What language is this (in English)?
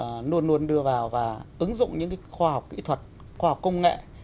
Vietnamese